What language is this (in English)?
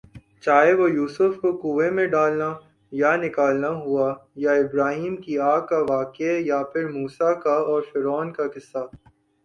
Urdu